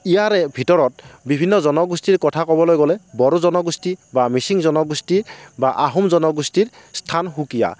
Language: Assamese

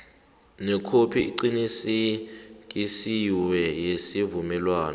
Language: South Ndebele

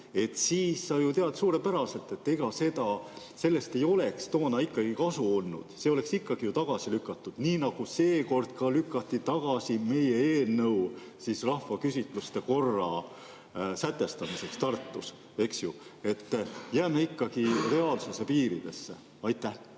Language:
Estonian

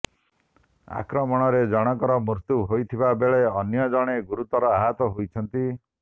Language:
Odia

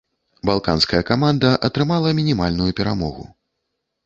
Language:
Belarusian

